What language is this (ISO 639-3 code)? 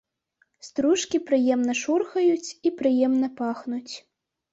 bel